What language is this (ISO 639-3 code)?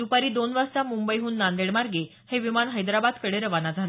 mar